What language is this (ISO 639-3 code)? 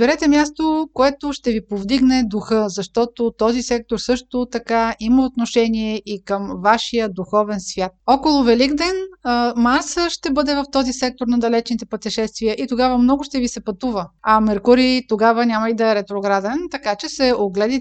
bul